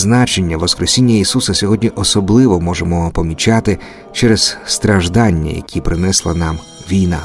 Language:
Ukrainian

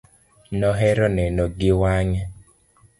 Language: Luo (Kenya and Tanzania)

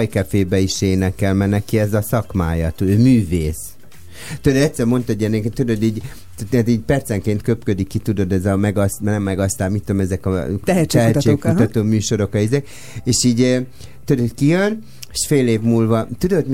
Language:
Hungarian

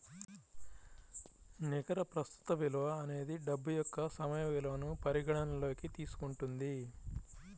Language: Telugu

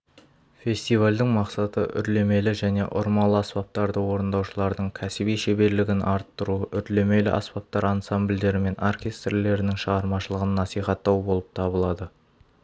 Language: Kazakh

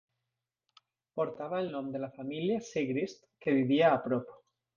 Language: Catalan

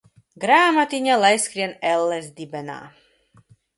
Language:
Latvian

